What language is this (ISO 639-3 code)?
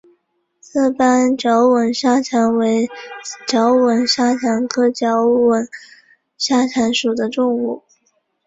zho